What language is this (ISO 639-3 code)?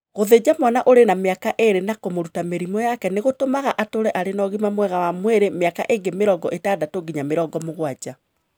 kik